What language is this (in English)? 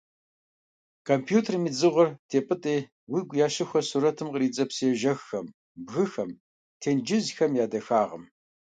Kabardian